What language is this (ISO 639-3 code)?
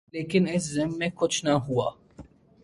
urd